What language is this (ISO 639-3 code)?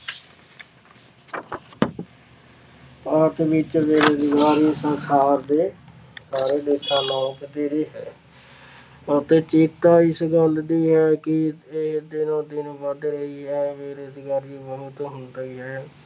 pan